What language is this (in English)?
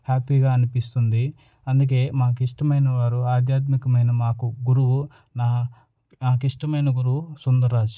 Telugu